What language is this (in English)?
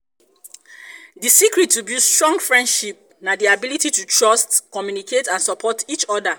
Nigerian Pidgin